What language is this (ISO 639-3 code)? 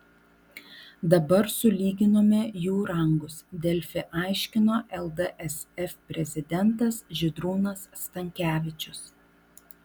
lit